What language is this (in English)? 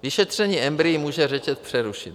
Czech